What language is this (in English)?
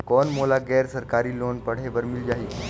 Chhattisgarhi